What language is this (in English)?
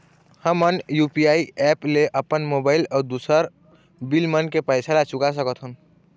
Chhattisgarhi